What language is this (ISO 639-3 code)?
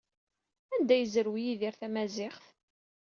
kab